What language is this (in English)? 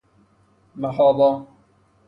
Persian